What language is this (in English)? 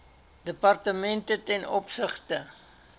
Afrikaans